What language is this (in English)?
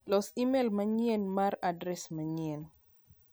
Luo (Kenya and Tanzania)